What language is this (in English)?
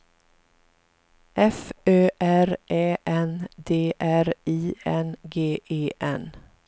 Swedish